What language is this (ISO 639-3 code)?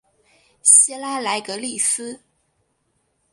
zho